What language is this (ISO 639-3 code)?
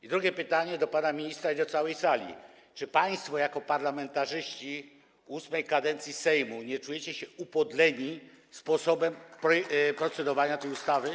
pol